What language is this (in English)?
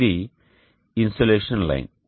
Telugu